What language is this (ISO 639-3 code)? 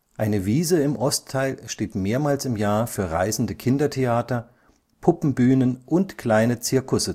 deu